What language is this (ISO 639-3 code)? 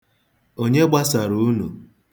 ibo